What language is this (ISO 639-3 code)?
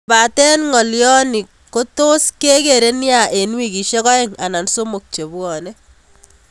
kln